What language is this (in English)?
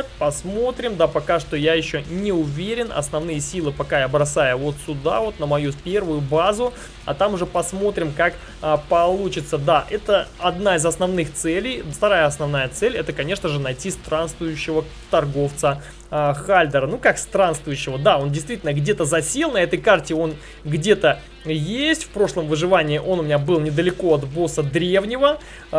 Russian